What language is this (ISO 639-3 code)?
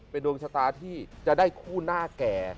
tha